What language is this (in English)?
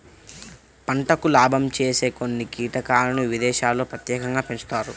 Telugu